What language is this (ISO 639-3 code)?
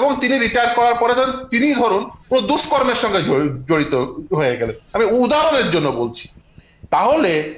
ben